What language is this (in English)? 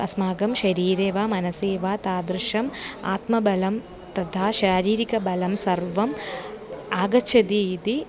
Sanskrit